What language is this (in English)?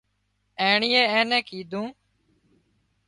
Wadiyara Koli